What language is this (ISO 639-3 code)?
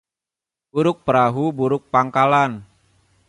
ind